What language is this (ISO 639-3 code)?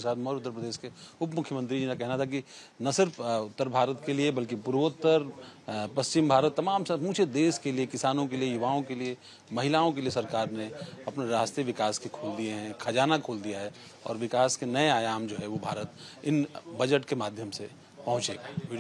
hin